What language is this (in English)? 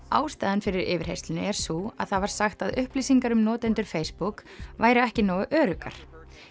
Icelandic